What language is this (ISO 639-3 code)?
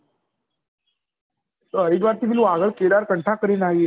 guj